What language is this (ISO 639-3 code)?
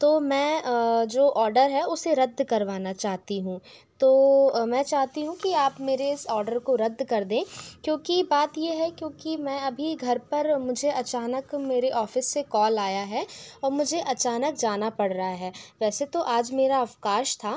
hin